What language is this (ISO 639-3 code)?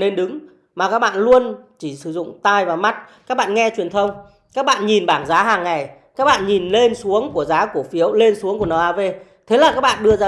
vie